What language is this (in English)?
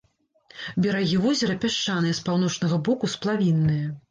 Belarusian